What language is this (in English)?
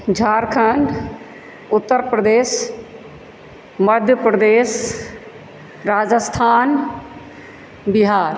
Maithili